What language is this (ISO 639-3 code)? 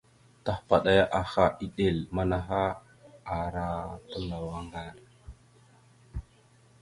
mxu